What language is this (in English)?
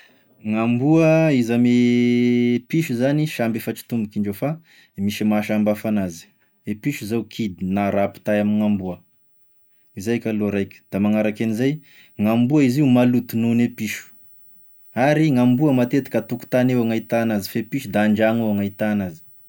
Tesaka Malagasy